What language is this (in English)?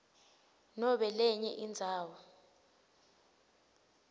Swati